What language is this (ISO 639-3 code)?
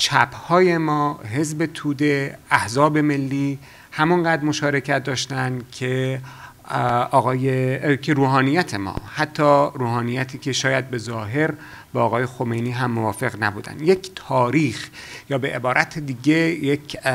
fas